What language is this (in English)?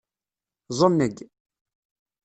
Kabyle